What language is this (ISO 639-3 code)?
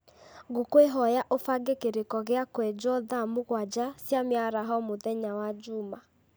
kik